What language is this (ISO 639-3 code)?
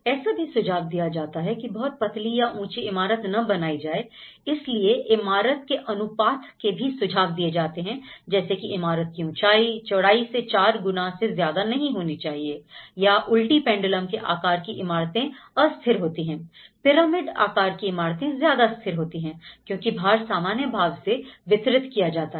hin